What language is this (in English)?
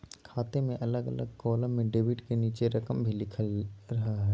Magahi